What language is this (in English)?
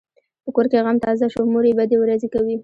Pashto